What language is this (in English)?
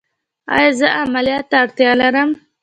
Pashto